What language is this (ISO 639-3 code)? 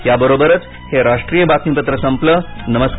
mar